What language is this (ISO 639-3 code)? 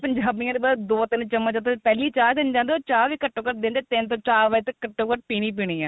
pan